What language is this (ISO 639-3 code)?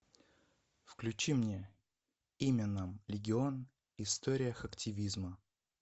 rus